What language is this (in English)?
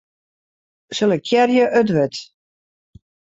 Western Frisian